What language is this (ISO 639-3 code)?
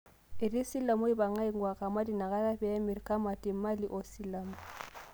mas